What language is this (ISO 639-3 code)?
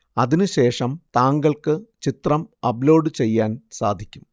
mal